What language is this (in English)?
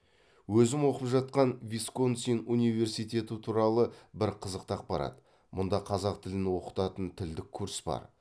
Kazakh